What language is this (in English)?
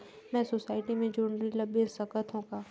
Chhattisgarhi